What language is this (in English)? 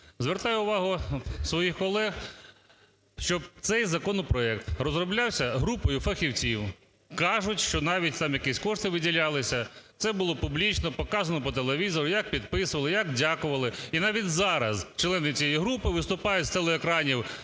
Ukrainian